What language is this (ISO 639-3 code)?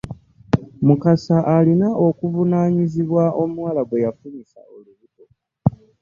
lug